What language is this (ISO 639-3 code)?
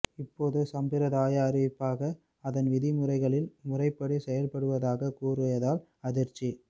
tam